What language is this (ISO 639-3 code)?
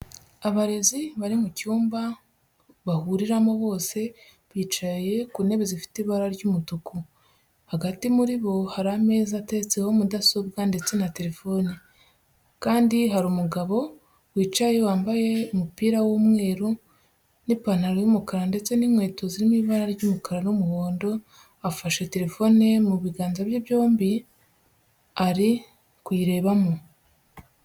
kin